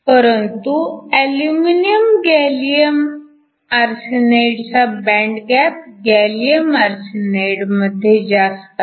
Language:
Marathi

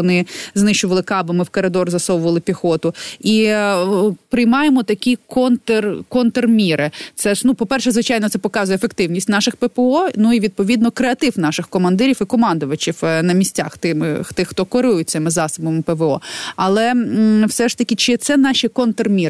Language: Ukrainian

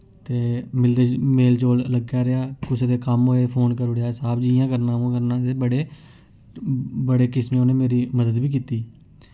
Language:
Dogri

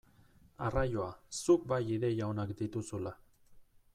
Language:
Basque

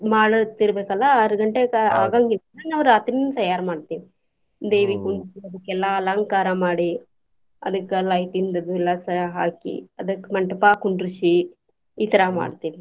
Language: Kannada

